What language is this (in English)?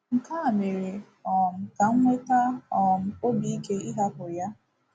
Igbo